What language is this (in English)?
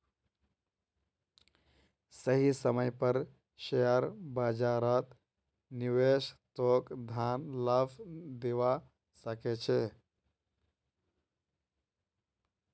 Magahi